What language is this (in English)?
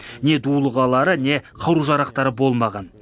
Kazakh